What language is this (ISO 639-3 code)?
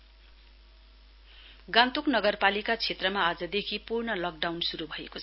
nep